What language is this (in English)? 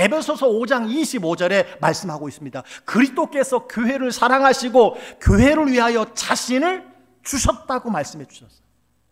Korean